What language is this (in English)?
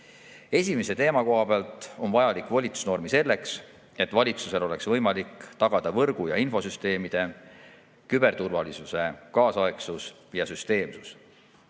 Estonian